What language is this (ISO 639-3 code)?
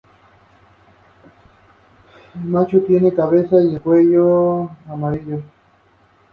spa